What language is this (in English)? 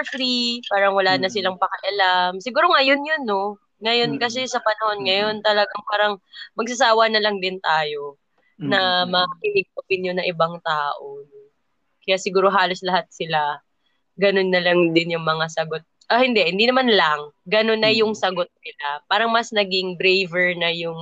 Filipino